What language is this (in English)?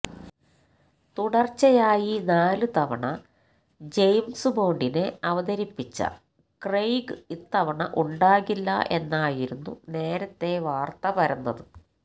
Malayalam